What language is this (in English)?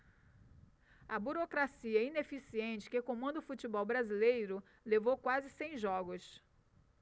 Portuguese